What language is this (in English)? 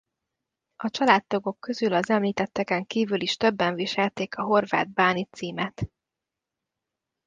Hungarian